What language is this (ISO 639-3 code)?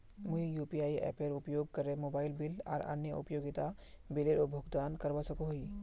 mag